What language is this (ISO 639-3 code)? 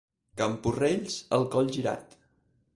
cat